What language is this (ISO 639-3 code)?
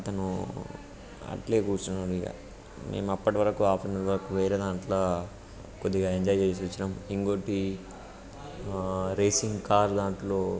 tel